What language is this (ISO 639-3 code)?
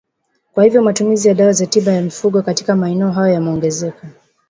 swa